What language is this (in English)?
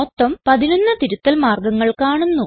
Malayalam